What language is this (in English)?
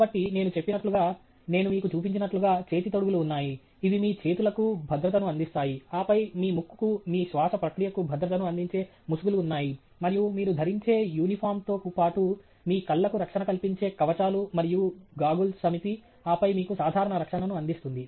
Telugu